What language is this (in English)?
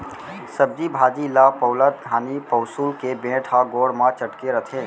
Chhattisgarhi